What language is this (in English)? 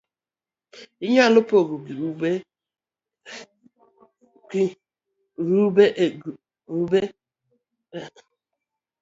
Luo (Kenya and Tanzania)